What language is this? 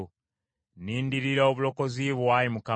Ganda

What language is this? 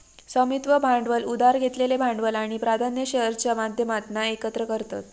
Marathi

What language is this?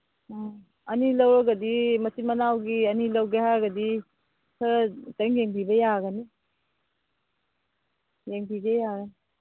Manipuri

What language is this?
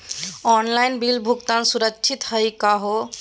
Magahi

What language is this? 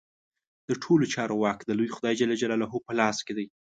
Pashto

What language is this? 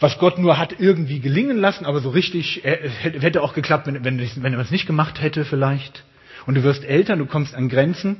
German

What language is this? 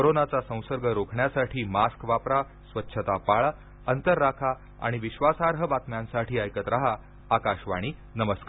Marathi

